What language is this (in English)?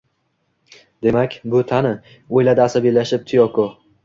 Uzbek